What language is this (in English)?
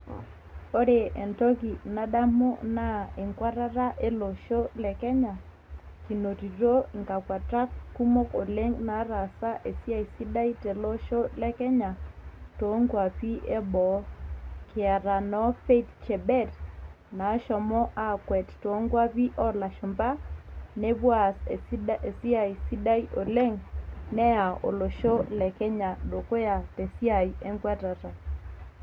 Masai